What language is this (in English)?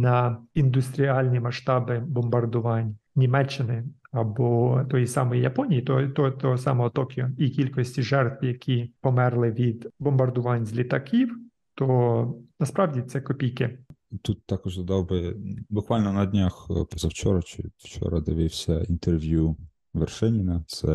Ukrainian